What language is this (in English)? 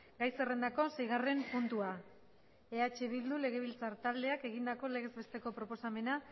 Basque